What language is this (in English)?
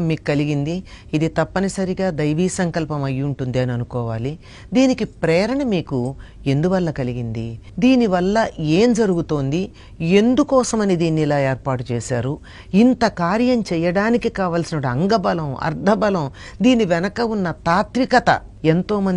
Telugu